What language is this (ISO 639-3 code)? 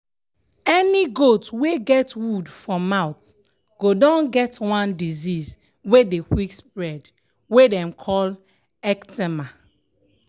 pcm